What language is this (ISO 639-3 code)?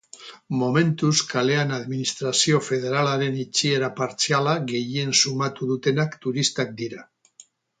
eus